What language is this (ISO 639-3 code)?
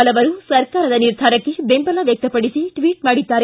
kan